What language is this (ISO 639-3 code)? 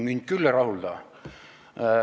est